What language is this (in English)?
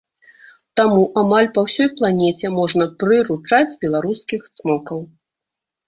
Belarusian